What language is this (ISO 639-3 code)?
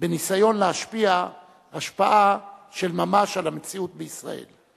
heb